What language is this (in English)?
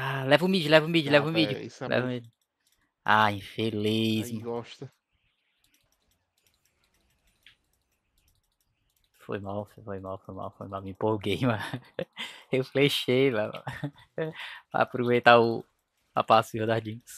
Portuguese